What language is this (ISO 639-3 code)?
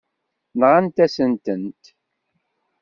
kab